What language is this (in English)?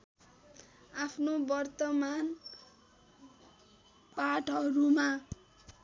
Nepali